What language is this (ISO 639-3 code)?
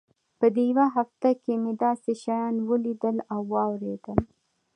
pus